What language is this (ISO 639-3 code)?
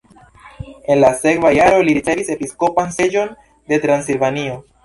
epo